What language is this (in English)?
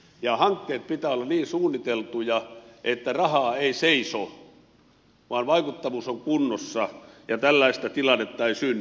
Finnish